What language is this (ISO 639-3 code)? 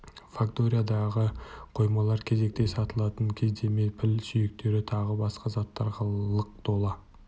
kaz